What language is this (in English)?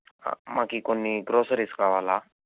Telugu